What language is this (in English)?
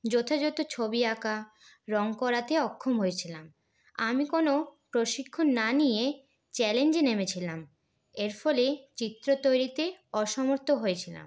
Bangla